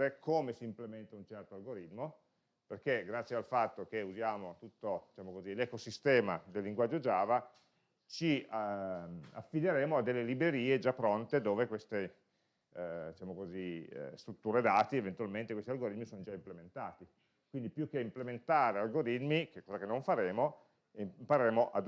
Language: Italian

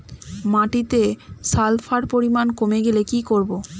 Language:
Bangla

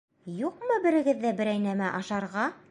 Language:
Bashkir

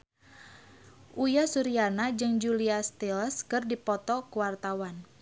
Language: Sundanese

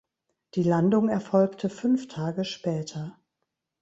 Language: German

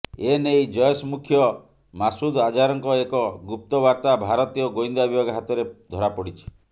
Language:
Odia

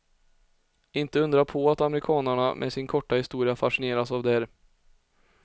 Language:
Swedish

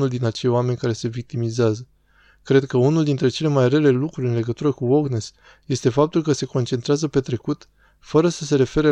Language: Romanian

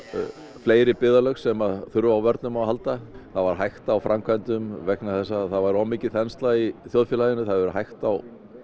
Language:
Icelandic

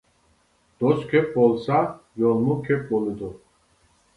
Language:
Uyghur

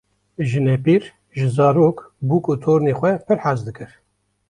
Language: Kurdish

